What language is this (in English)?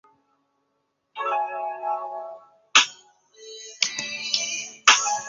Chinese